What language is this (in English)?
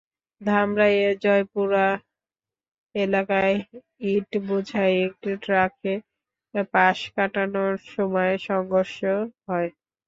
Bangla